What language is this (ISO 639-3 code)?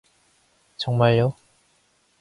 kor